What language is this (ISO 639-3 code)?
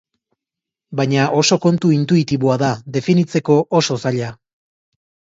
eus